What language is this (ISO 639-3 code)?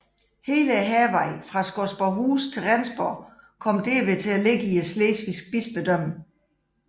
dan